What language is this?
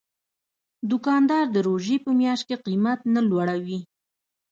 Pashto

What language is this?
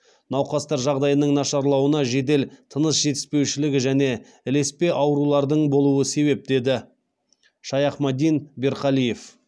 Kazakh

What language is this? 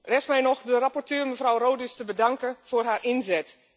Dutch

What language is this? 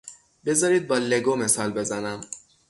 Persian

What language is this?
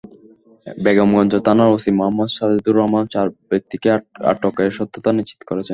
Bangla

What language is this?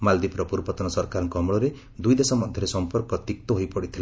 Odia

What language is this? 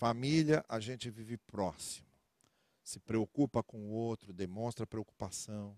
Portuguese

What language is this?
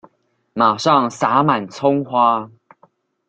Chinese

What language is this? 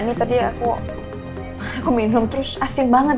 Indonesian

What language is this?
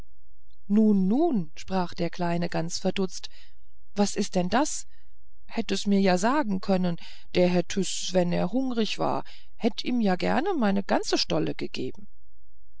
German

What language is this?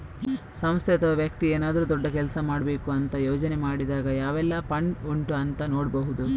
Kannada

